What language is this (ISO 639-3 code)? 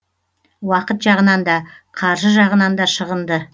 kaz